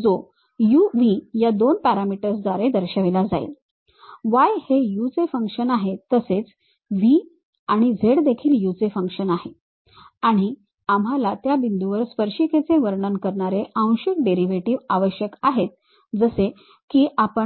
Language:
Marathi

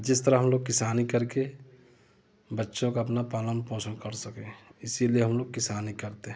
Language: Hindi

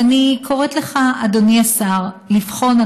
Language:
Hebrew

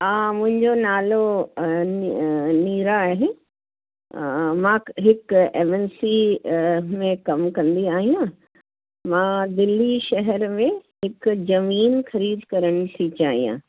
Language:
Sindhi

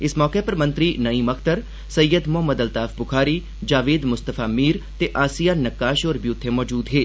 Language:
Dogri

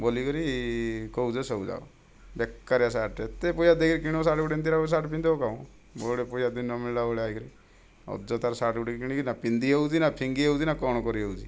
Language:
Odia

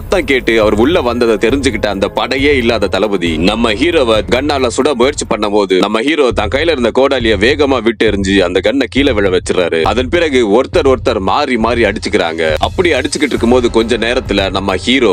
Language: Romanian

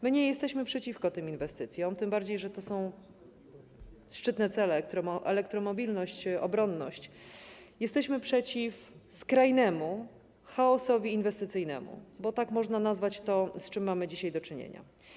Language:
Polish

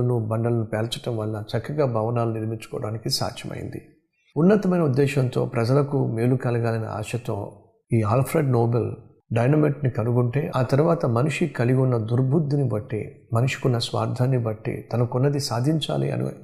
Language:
Telugu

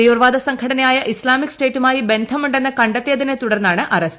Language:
Malayalam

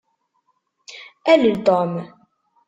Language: Kabyle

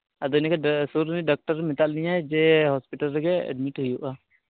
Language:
Santali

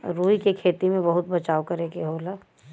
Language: Bhojpuri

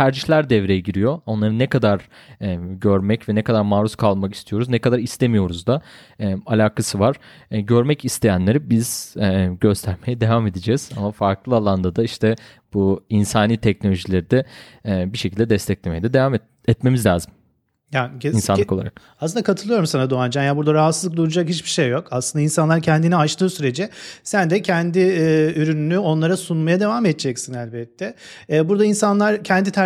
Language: Turkish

